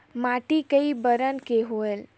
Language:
Chhattisgarhi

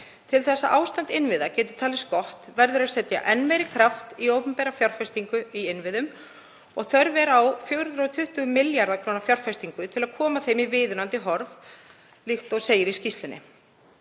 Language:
Icelandic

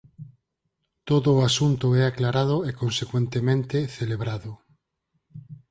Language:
Galician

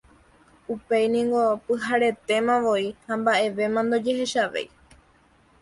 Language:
Guarani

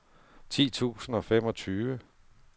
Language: Danish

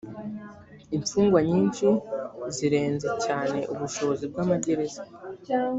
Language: Kinyarwanda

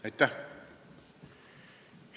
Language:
Estonian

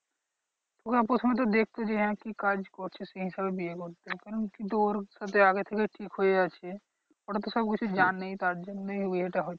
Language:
Bangla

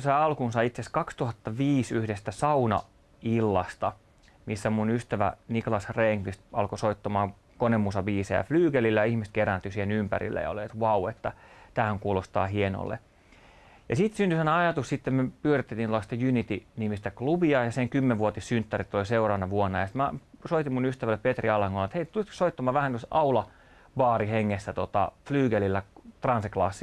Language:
Finnish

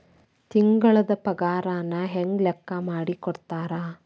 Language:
Kannada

